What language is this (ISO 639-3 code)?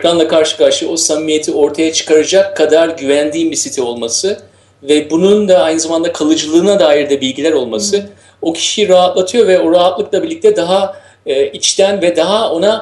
tur